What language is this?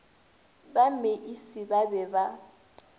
Northern Sotho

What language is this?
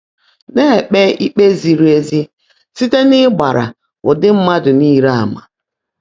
Igbo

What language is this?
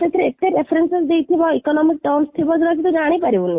Odia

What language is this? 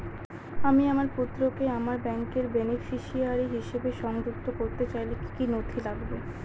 Bangla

